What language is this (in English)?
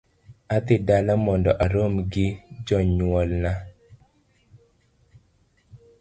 Luo (Kenya and Tanzania)